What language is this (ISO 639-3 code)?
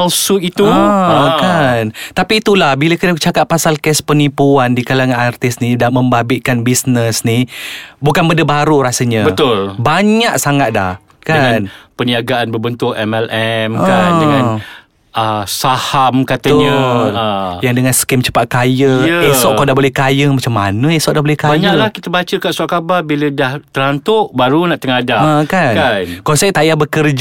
msa